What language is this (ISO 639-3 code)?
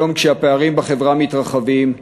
heb